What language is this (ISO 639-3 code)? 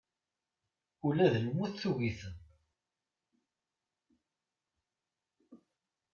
kab